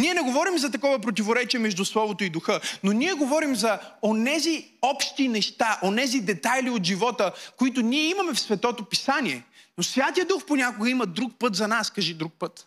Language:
Bulgarian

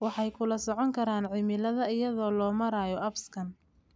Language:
Somali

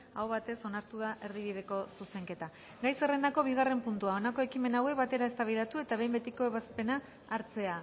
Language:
Basque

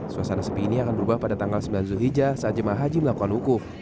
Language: Indonesian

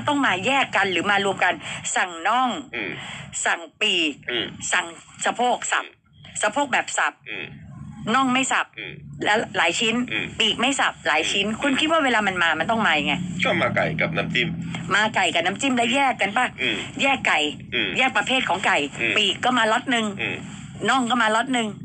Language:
Thai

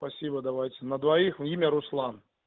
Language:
Russian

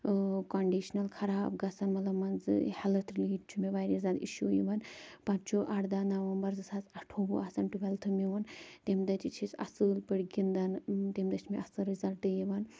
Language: Kashmiri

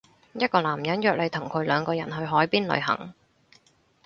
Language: Cantonese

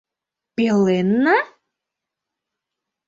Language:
Mari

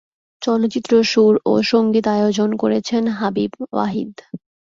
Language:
Bangla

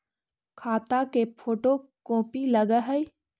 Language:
Magahi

